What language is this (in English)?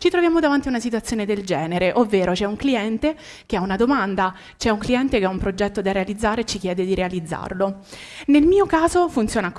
Italian